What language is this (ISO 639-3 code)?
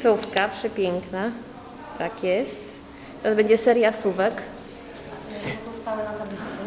pol